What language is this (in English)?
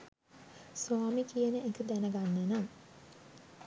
Sinhala